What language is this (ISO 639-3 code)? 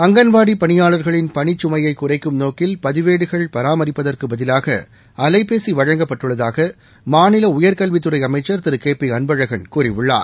tam